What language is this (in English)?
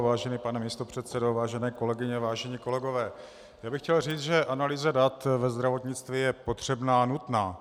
Czech